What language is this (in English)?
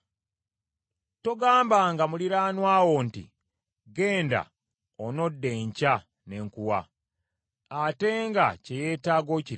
Ganda